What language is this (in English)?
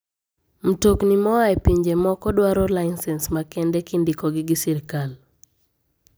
Luo (Kenya and Tanzania)